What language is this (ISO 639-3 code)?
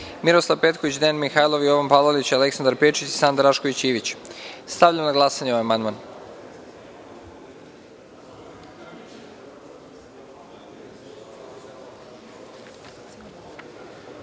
srp